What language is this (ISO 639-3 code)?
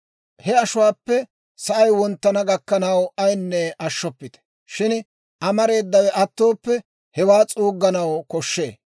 dwr